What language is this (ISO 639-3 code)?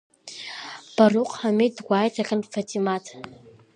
abk